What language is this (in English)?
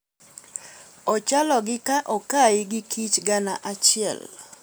Luo (Kenya and Tanzania)